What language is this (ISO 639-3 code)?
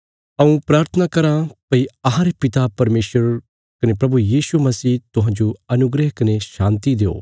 kfs